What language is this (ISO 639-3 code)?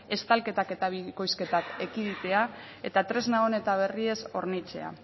eus